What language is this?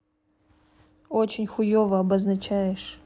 Russian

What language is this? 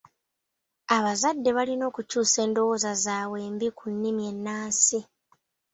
Ganda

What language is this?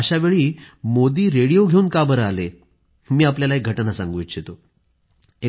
Marathi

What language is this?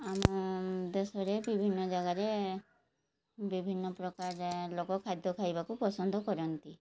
Odia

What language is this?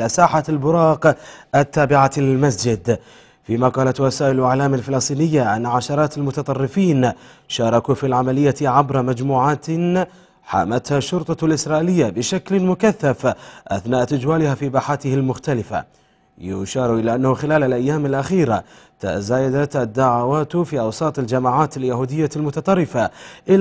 Arabic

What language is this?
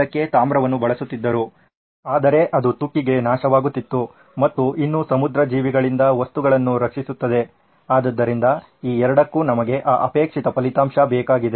Kannada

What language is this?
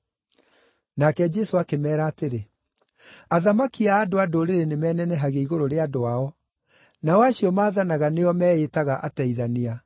Kikuyu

